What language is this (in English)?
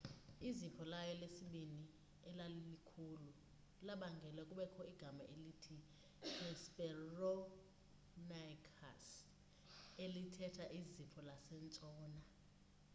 Xhosa